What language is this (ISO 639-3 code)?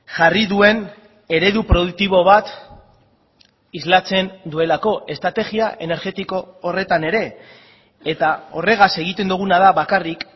eus